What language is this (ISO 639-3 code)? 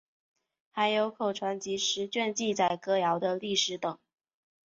zho